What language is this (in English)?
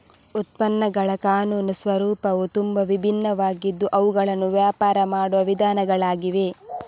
Kannada